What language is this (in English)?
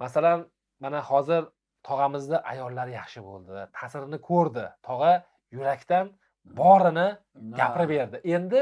Turkish